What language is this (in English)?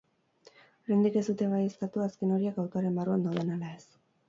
Basque